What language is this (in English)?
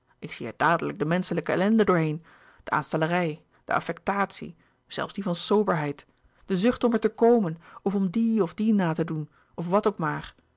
Dutch